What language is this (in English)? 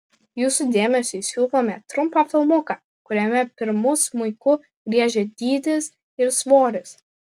Lithuanian